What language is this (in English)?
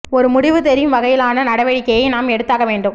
Tamil